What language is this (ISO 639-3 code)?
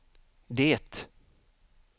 swe